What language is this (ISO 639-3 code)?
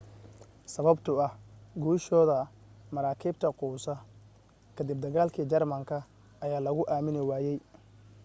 som